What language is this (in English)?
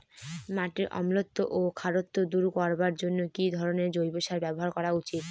Bangla